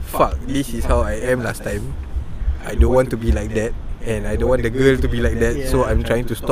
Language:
Malay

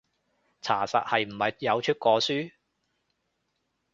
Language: Cantonese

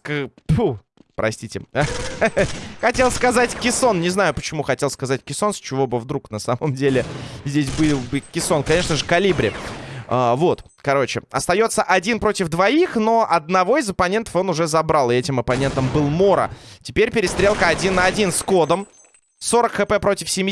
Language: Russian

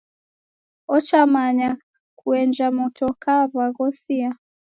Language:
Taita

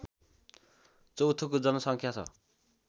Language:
Nepali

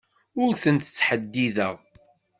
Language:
Kabyle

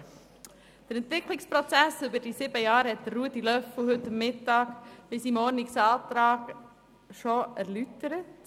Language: Swiss German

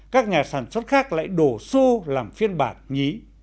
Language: Vietnamese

